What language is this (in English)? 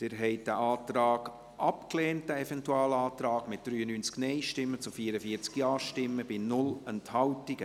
Swiss German